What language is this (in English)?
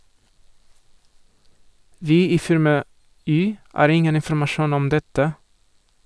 Norwegian